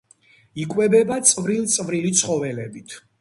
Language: Georgian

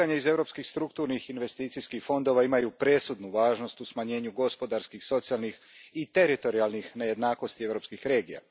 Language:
Croatian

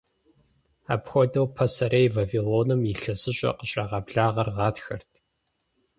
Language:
Kabardian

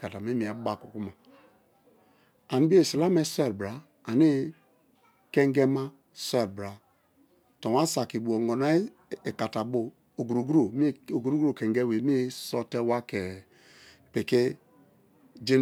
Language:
Kalabari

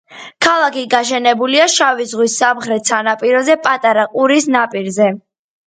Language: Georgian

